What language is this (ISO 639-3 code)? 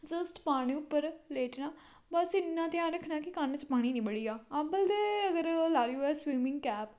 doi